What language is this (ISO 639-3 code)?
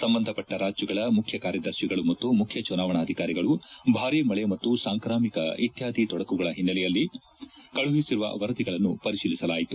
kan